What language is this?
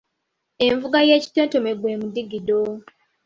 Ganda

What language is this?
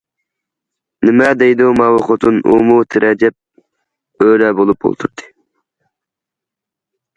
Uyghur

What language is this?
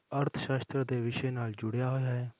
Punjabi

